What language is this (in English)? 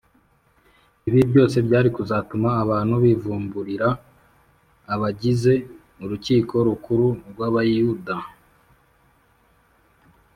Kinyarwanda